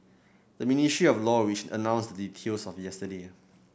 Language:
English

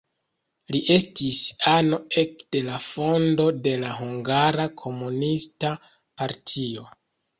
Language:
Esperanto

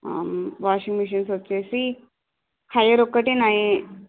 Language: Telugu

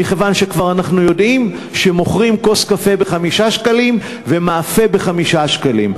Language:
Hebrew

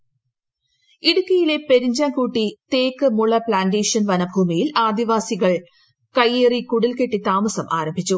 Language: Malayalam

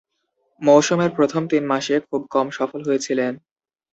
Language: Bangla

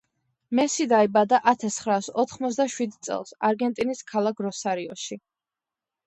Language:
Georgian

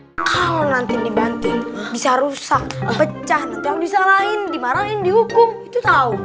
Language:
Indonesian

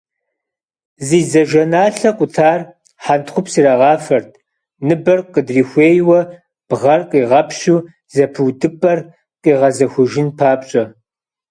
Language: Kabardian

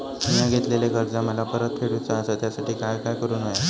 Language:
Marathi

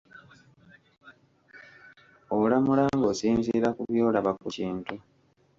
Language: Ganda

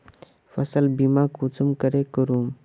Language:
Magahi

